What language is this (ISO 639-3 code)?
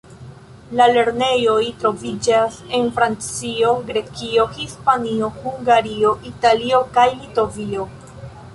epo